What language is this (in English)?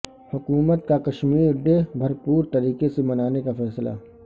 Urdu